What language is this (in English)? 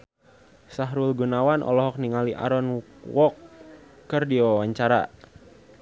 Sundanese